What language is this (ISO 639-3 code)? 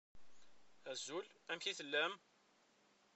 kab